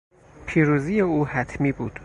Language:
Persian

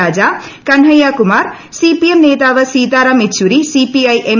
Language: Malayalam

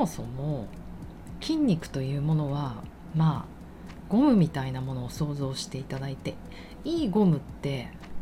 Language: Japanese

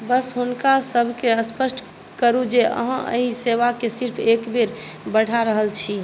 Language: Maithili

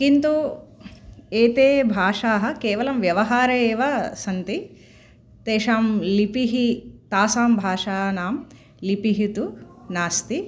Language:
Sanskrit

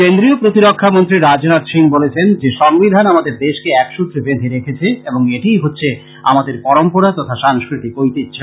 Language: Bangla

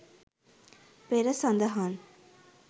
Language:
Sinhala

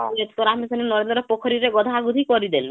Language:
Odia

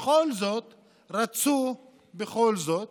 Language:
Hebrew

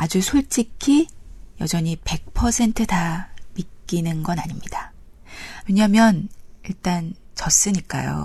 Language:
Korean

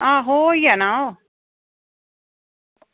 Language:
Dogri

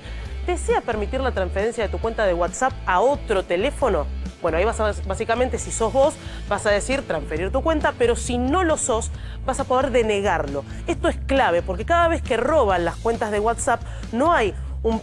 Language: Spanish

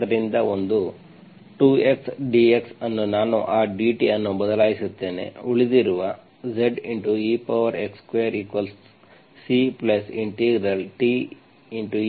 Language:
Kannada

